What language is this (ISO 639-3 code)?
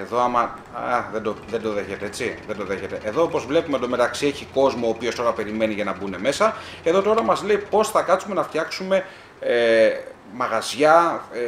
ell